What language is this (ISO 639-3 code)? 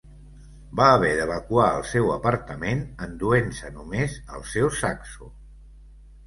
cat